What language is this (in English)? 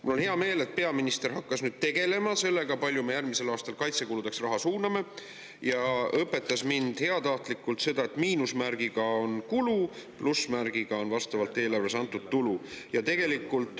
Estonian